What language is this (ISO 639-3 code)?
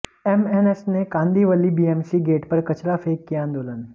hin